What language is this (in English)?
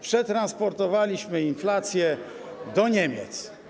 Polish